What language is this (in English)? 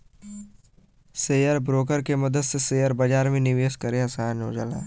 Bhojpuri